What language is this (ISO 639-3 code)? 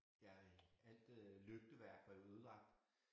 dan